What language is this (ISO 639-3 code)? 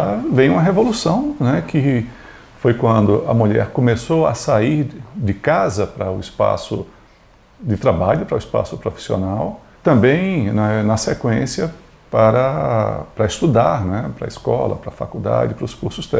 por